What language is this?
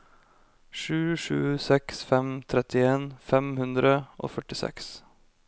Norwegian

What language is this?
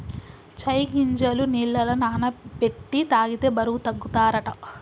Telugu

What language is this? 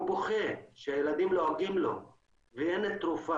Hebrew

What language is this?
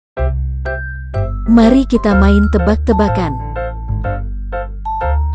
Indonesian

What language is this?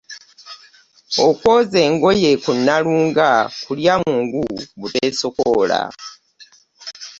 Ganda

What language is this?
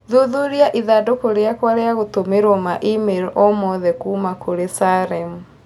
Kikuyu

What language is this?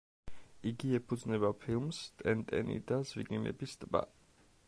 Georgian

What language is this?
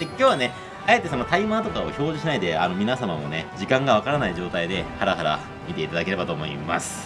Japanese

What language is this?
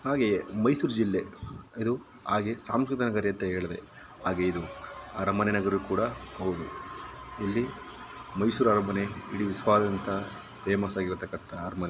Kannada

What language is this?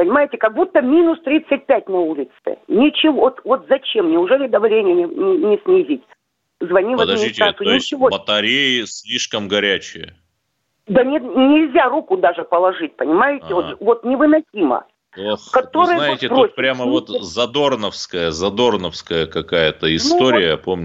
Russian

